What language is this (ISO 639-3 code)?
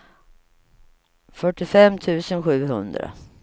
swe